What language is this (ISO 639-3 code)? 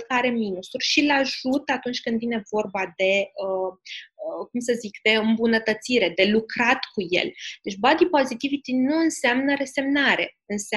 ron